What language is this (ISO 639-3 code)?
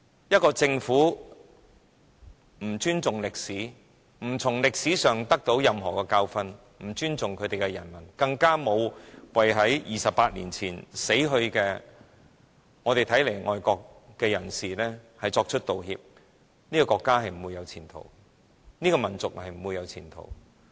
yue